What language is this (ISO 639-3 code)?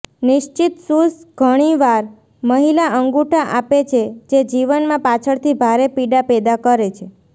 guj